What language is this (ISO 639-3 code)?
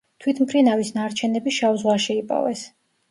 kat